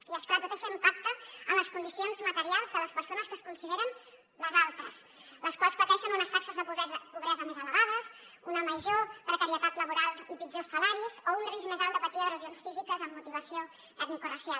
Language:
Catalan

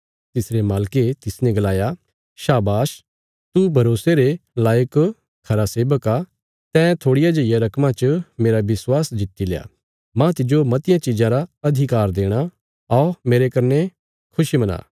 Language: Bilaspuri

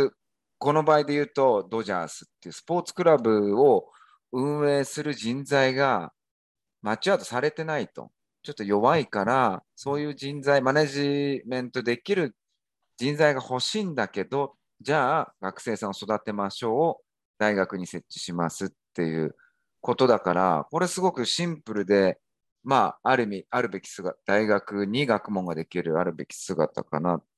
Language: Japanese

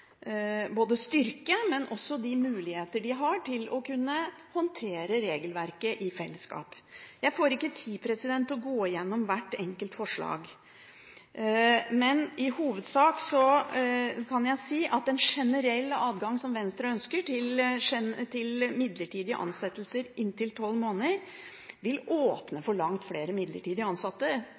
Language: Norwegian Bokmål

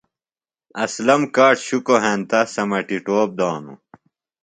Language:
Phalura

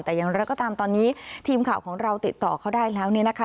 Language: Thai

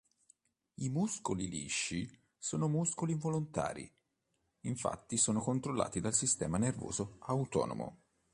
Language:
Italian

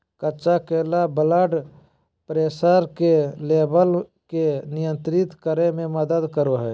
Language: Magahi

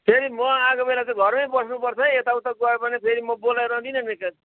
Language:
Nepali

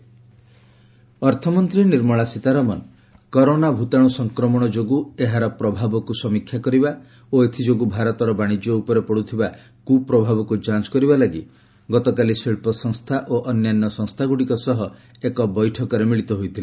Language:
Odia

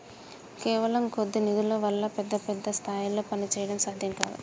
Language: Telugu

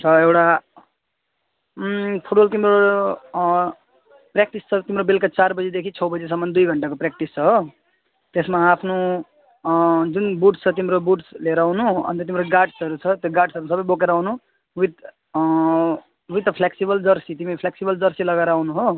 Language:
Nepali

